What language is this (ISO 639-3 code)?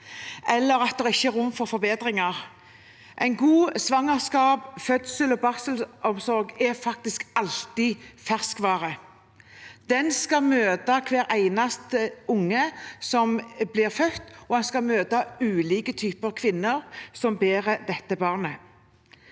nor